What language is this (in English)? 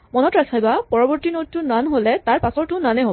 Assamese